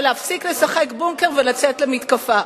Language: Hebrew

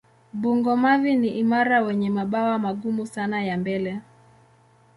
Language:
Swahili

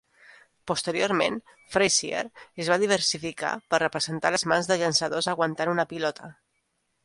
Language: Catalan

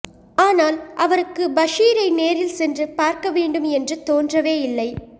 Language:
Tamil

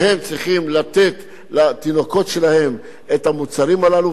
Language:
Hebrew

